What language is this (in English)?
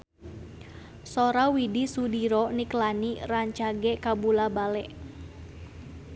Sundanese